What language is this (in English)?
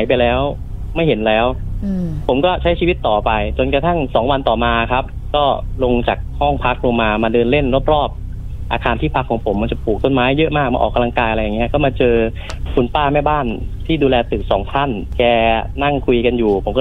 Thai